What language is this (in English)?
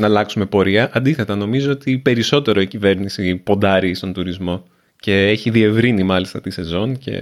Greek